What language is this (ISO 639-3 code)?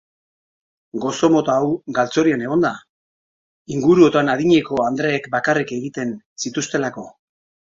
eus